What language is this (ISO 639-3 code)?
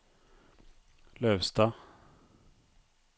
nor